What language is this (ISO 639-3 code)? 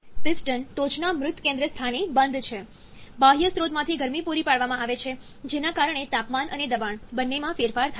guj